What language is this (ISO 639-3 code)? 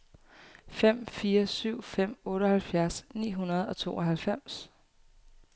dan